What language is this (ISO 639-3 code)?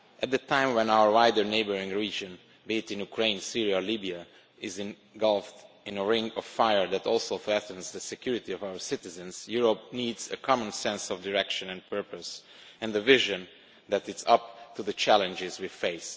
eng